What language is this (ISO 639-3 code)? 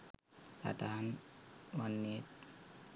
sin